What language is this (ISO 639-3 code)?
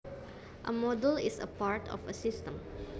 jav